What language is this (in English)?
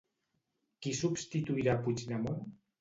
Catalan